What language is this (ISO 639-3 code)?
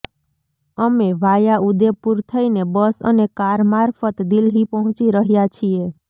guj